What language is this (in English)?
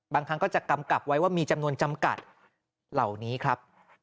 Thai